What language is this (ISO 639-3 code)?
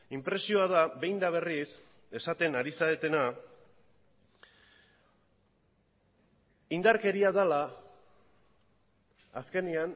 eus